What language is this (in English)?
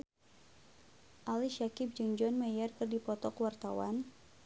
Sundanese